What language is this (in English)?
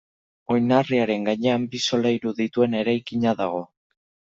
Basque